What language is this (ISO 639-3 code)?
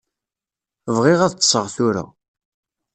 kab